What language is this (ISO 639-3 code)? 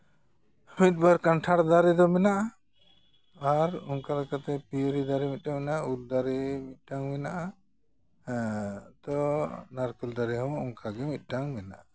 sat